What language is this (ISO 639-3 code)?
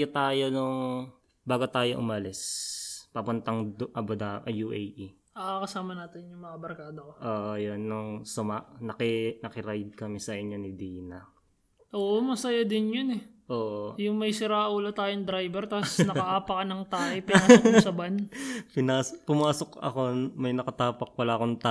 fil